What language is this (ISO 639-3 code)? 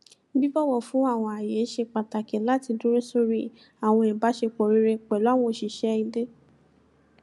yor